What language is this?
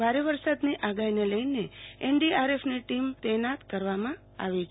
Gujarati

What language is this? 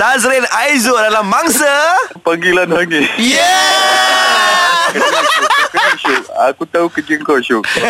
Malay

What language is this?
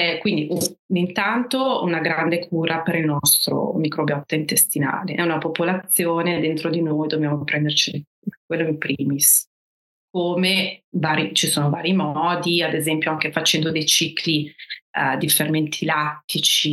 Italian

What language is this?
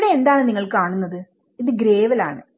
Malayalam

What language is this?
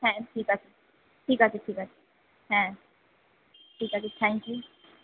Bangla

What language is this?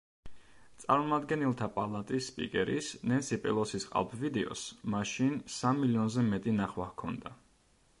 Georgian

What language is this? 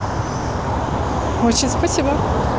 Russian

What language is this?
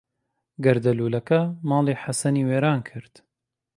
Central Kurdish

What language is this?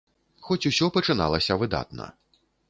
Belarusian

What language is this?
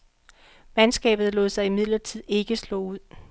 Danish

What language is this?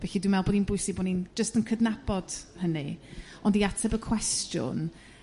Welsh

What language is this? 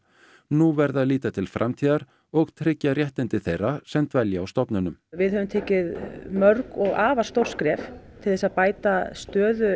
Icelandic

